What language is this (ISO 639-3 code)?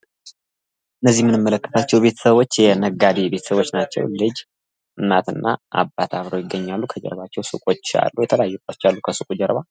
amh